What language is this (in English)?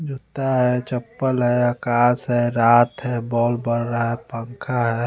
Hindi